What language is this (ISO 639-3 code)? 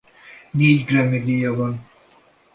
hun